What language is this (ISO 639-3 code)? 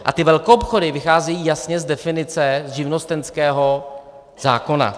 ces